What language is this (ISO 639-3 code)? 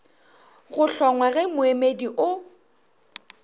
nso